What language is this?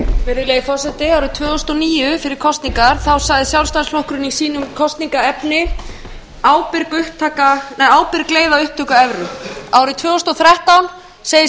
Icelandic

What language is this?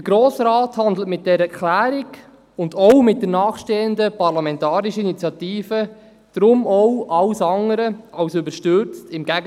Swiss German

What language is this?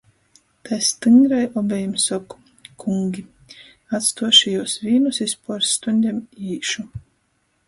Latgalian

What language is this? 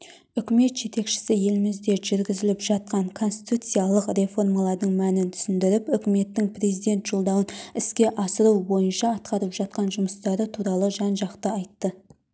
Kazakh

